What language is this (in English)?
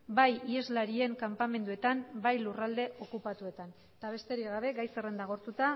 Basque